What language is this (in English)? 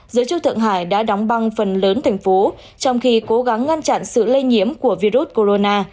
Vietnamese